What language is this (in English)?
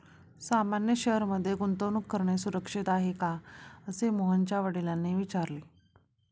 Marathi